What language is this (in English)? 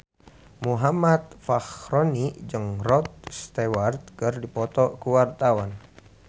Sundanese